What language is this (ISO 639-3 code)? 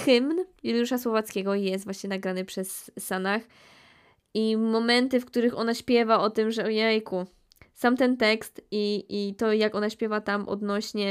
pol